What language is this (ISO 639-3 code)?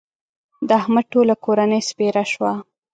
pus